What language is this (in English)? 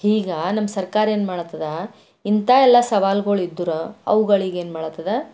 Kannada